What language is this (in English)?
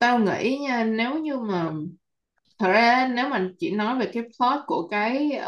Vietnamese